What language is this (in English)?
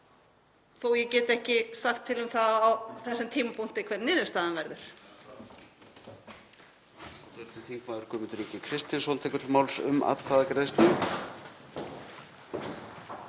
Icelandic